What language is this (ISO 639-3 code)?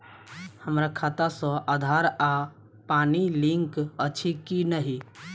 mai